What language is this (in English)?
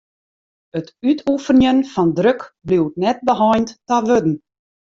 Western Frisian